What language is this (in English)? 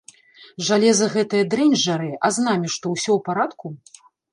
Belarusian